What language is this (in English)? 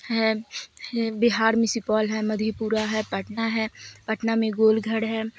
Urdu